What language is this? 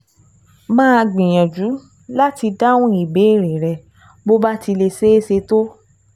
Yoruba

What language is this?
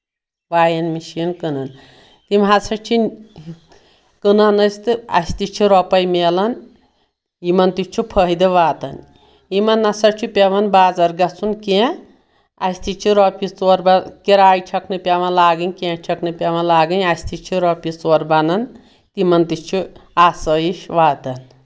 Kashmiri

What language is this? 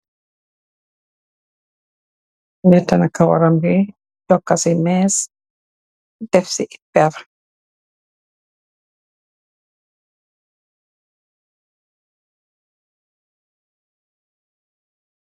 Wolof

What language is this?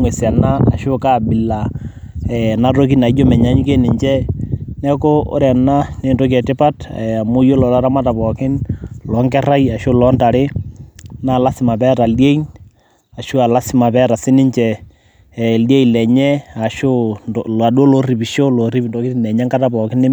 Masai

